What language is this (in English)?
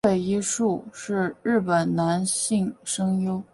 Chinese